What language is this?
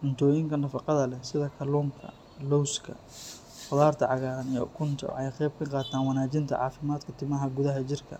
Somali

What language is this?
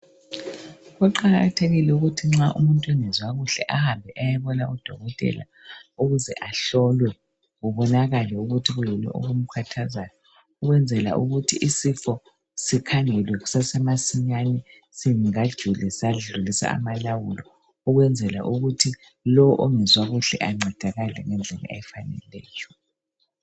North Ndebele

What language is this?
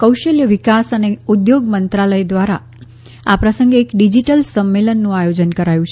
Gujarati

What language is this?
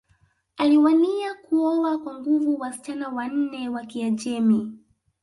Swahili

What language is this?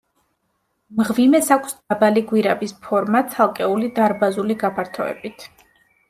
Georgian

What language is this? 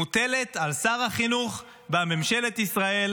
Hebrew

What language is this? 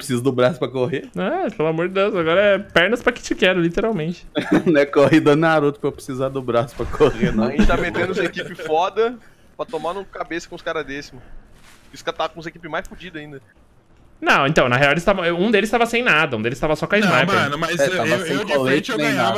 Portuguese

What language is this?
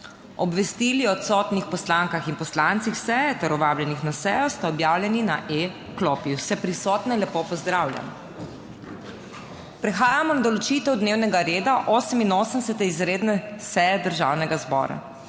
Slovenian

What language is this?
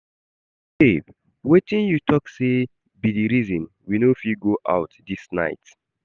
Nigerian Pidgin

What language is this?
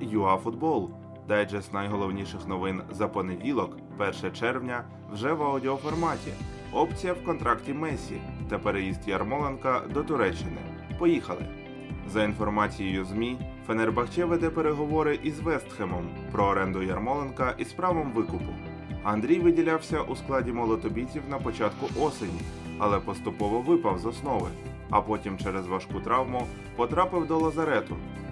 Ukrainian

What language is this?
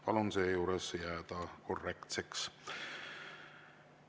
Estonian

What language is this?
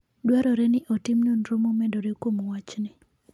Luo (Kenya and Tanzania)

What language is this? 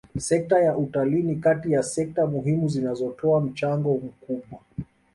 Swahili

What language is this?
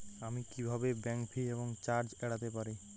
Bangla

